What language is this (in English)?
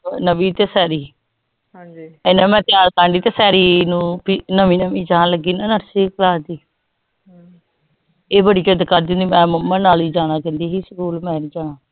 Punjabi